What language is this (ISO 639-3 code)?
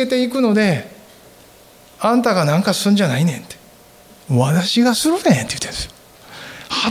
jpn